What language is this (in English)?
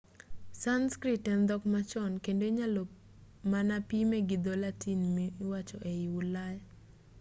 Luo (Kenya and Tanzania)